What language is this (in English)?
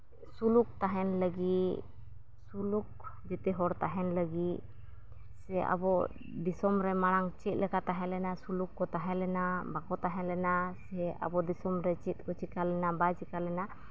Santali